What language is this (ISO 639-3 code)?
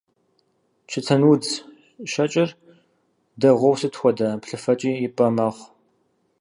kbd